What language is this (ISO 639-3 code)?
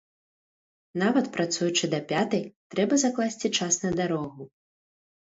bel